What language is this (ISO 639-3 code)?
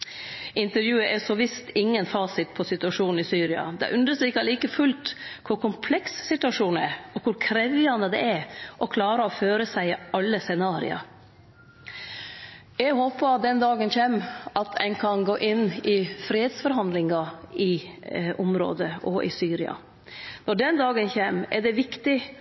nno